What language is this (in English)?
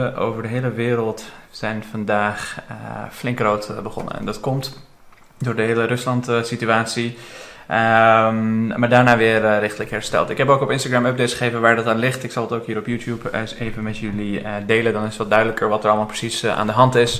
Dutch